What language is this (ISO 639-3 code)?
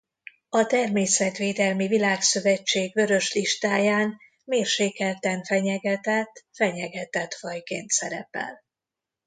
hun